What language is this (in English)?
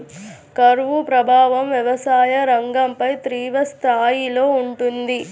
Telugu